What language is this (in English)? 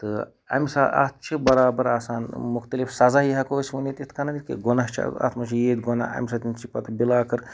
Kashmiri